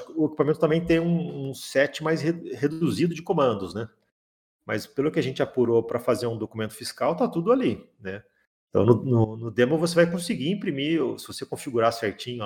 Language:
Portuguese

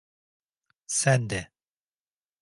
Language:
Turkish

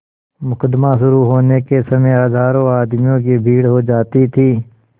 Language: Hindi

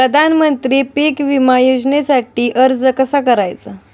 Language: Marathi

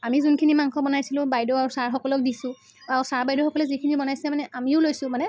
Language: Assamese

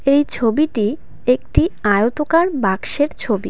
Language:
Bangla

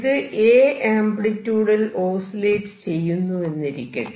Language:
Malayalam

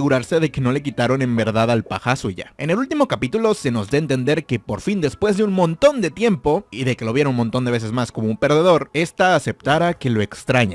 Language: Spanish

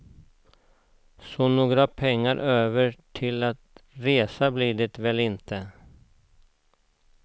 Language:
Swedish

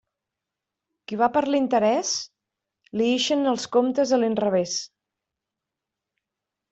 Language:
Catalan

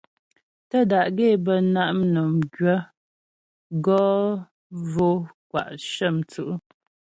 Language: Ghomala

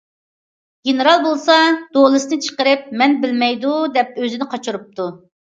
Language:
Uyghur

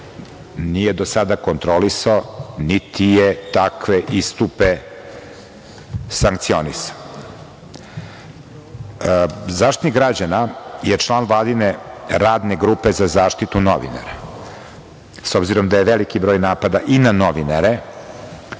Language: Serbian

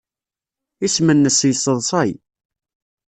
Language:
Kabyle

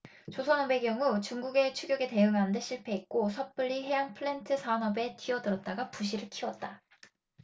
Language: Korean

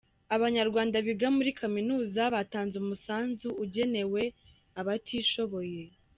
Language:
Kinyarwanda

